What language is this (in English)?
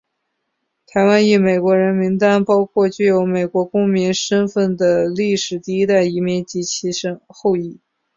Chinese